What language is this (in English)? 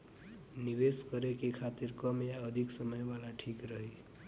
Bhojpuri